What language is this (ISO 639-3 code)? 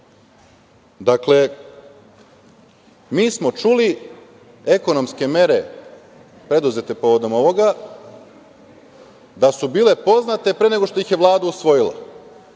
srp